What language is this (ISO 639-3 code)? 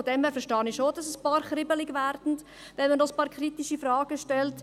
gsw